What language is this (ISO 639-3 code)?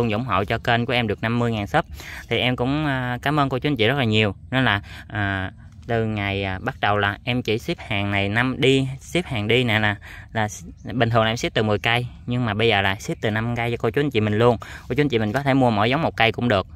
vie